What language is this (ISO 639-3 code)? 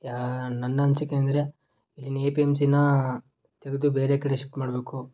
kan